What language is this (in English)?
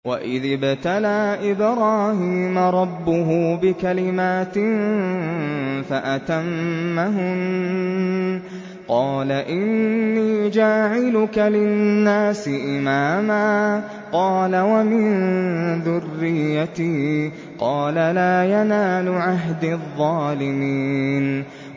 Arabic